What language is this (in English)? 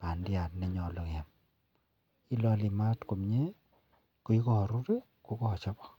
Kalenjin